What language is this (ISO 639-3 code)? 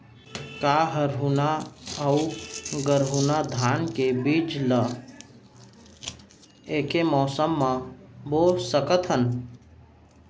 hne